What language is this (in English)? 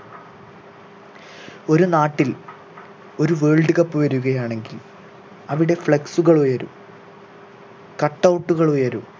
Malayalam